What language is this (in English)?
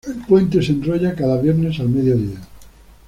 Spanish